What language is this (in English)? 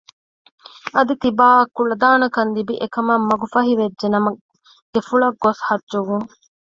Divehi